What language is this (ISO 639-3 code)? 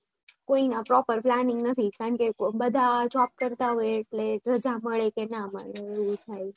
guj